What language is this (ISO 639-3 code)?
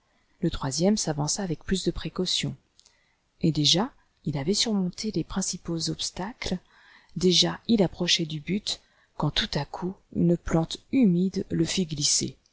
fra